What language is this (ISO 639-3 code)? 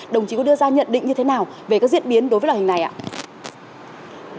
vie